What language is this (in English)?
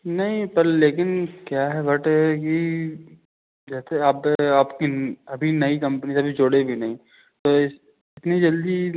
Hindi